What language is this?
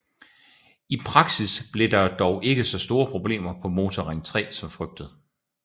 Danish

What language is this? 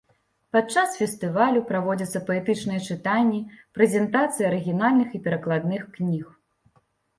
Belarusian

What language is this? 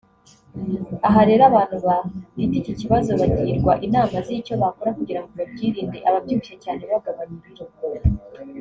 Kinyarwanda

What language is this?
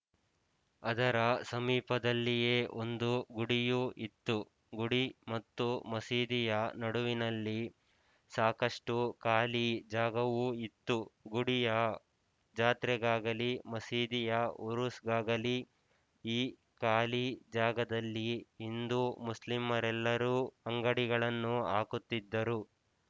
Kannada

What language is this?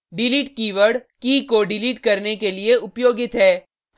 Hindi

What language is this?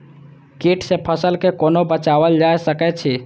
Maithili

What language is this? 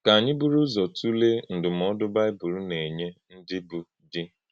Igbo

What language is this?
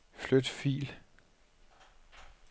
Danish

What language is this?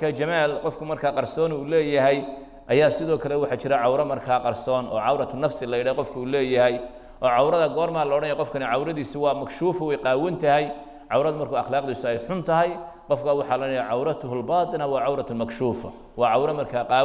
Arabic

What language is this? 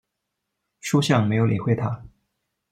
Chinese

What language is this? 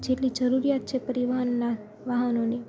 Gujarati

